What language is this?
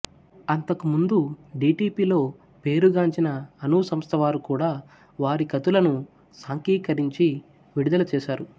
Telugu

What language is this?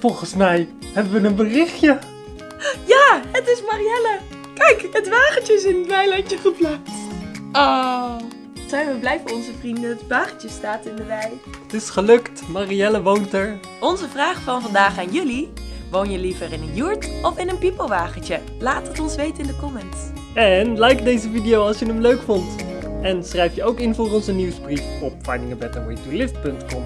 Dutch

